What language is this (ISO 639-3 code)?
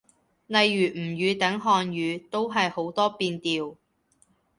yue